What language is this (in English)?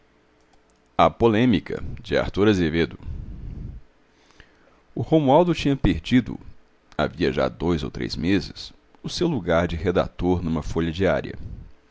Portuguese